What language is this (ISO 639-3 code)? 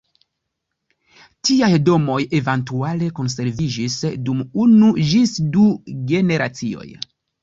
epo